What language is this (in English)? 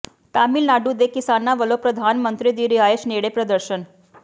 Punjabi